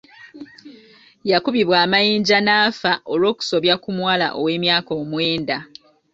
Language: Ganda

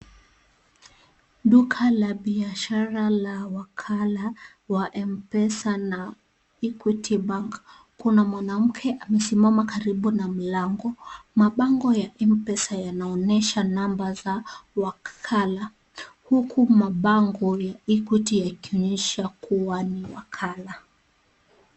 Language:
Swahili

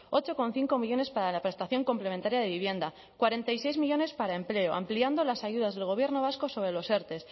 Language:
Spanish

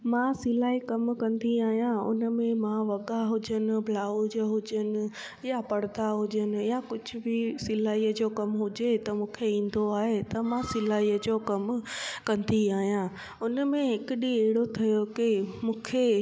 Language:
Sindhi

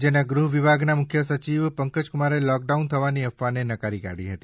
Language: Gujarati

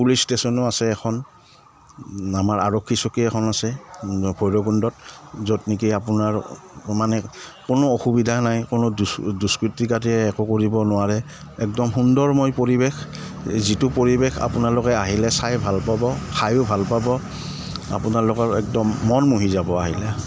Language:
Assamese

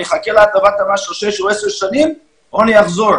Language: Hebrew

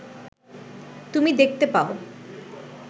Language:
Bangla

